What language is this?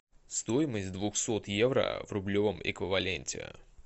Russian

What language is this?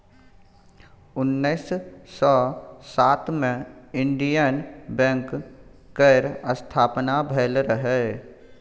Maithili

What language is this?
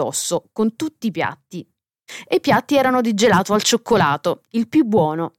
Italian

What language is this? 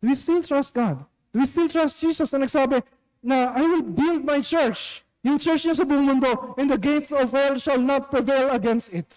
Filipino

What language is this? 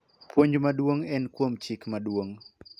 Luo (Kenya and Tanzania)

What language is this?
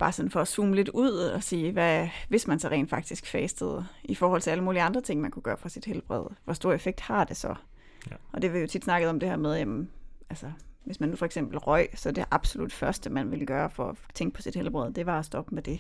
Danish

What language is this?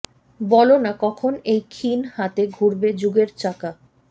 Bangla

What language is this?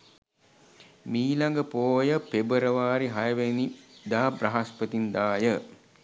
Sinhala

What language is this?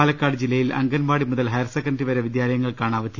Malayalam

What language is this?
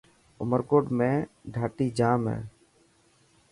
Dhatki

